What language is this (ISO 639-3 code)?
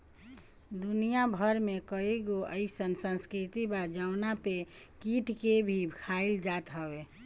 bho